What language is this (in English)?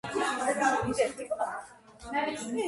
Georgian